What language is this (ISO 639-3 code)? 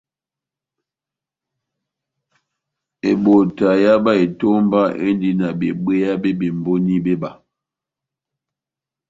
bnm